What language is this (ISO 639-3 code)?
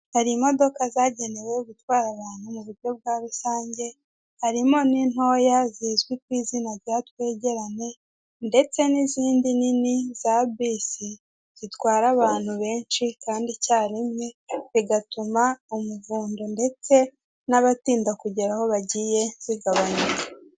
kin